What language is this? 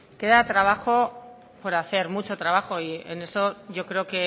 Spanish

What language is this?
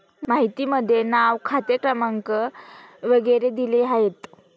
Marathi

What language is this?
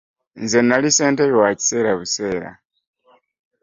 Ganda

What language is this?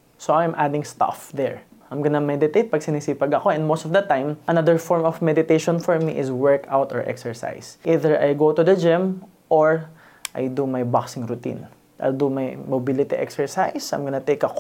Filipino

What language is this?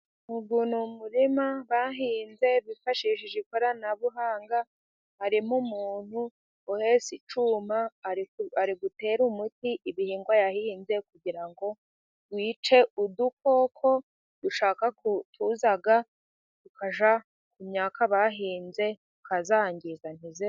Kinyarwanda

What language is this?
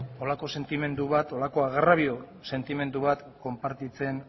Basque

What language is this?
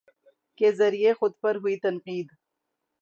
Urdu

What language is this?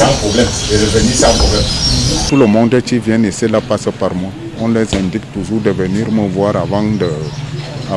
French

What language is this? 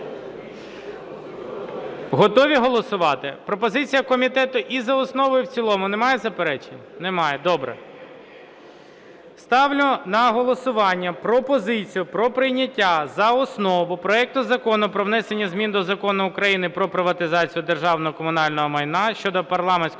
Ukrainian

